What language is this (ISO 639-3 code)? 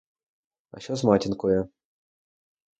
ukr